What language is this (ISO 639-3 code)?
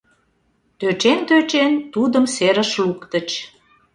chm